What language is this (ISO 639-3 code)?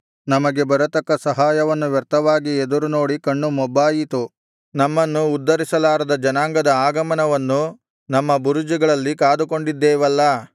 kan